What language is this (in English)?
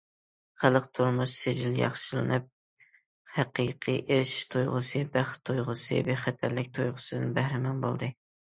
Uyghur